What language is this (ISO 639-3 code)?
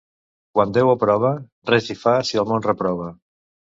cat